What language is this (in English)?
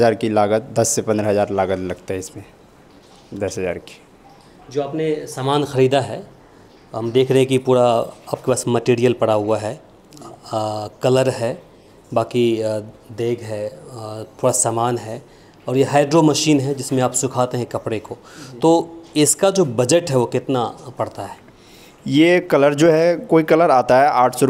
Hindi